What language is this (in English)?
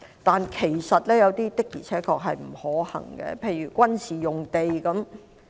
Cantonese